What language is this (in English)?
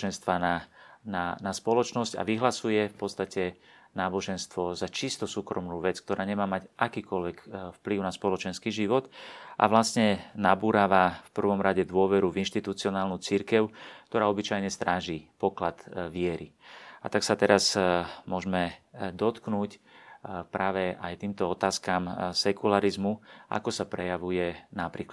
Slovak